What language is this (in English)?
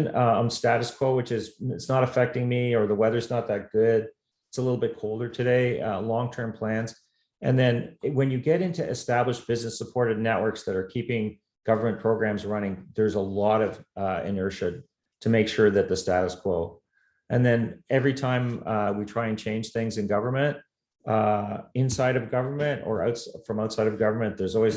English